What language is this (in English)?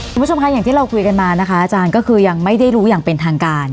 Thai